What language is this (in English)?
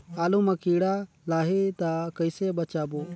Chhattisgarhi